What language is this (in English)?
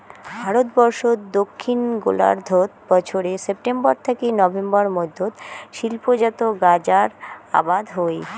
Bangla